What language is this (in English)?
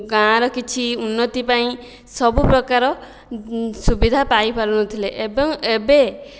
Odia